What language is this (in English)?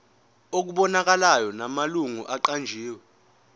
Zulu